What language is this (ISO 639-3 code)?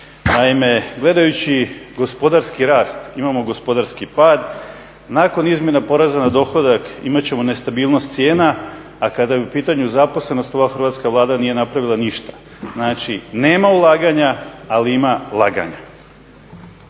hrv